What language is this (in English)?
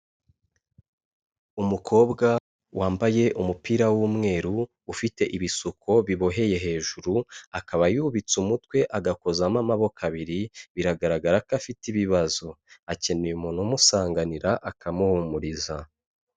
Kinyarwanda